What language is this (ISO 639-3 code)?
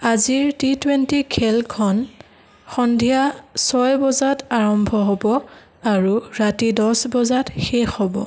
asm